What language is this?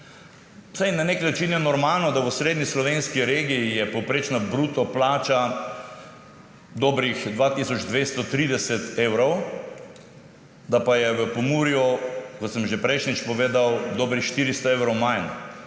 Slovenian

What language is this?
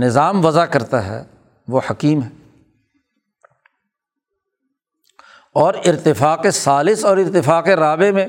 Urdu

